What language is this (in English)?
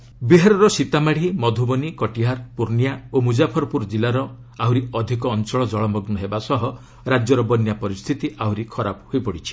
Odia